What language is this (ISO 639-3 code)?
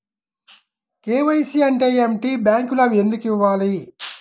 tel